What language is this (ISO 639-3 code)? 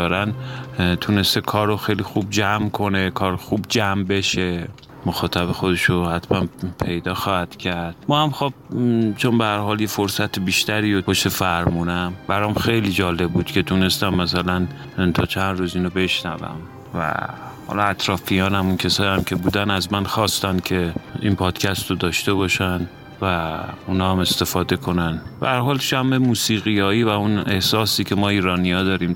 fas